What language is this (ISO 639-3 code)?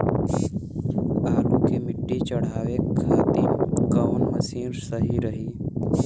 bho